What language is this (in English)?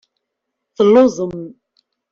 Kabyle